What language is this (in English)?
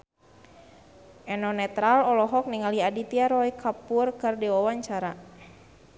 Sundanese